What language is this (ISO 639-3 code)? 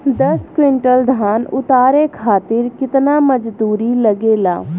bho